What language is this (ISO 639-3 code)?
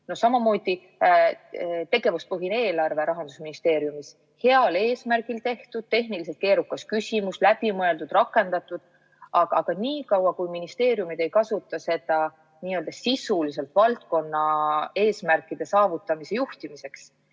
est